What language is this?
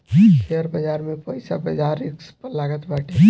Bhojpuri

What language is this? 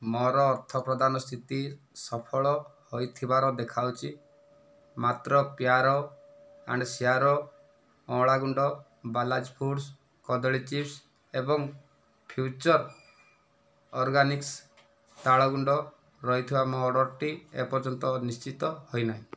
Odia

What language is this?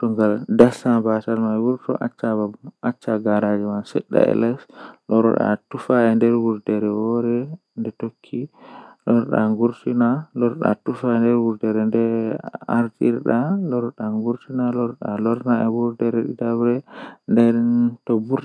Western Niger Fulfulde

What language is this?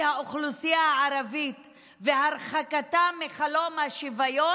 Hebrew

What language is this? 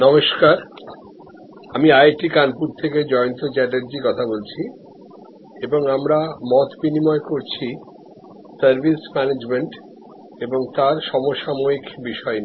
Bangla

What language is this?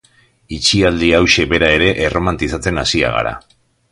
Basque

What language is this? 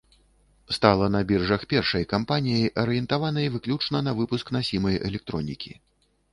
Belarusian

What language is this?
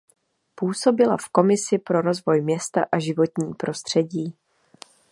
Czech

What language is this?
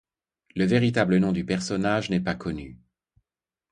French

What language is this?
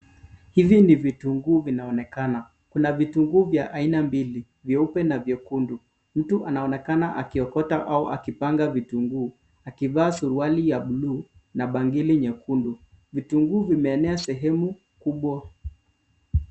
Swahili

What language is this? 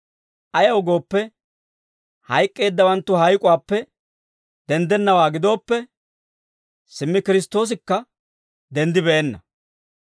Dawro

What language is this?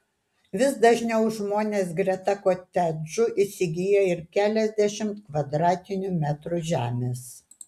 Lithuanian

